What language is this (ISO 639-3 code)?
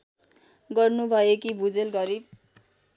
nep